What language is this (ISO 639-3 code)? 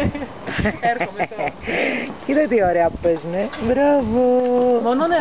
ell